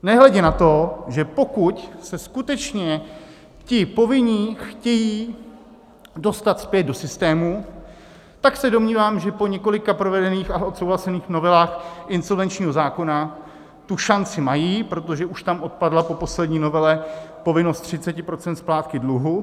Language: Czech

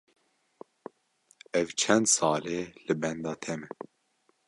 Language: Kurdish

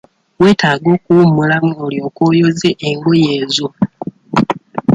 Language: Ganda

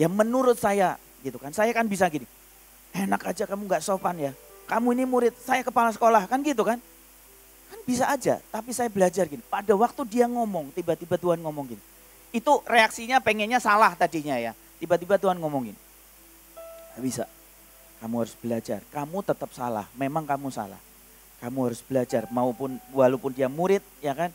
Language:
Indonesian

